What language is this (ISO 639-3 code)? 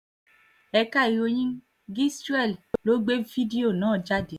yor